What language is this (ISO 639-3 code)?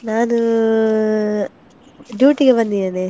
kan